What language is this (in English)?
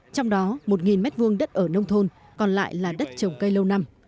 Vietnamese